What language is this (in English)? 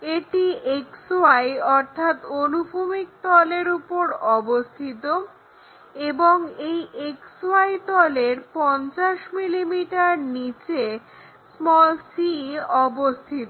Bangla